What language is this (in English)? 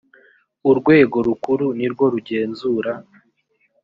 Kinyarwanda